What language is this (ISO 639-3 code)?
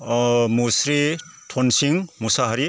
brx